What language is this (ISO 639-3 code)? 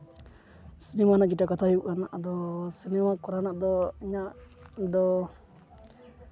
sat